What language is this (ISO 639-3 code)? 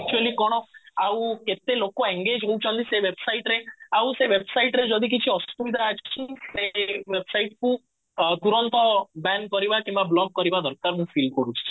ori